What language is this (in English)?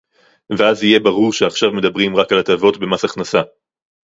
Hebrew